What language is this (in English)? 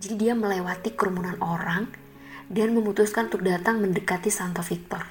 Indonesian